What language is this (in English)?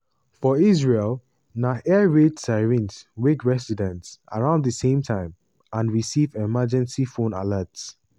Nigerian Pidgin